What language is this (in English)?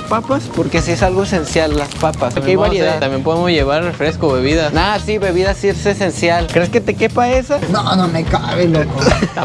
Spanish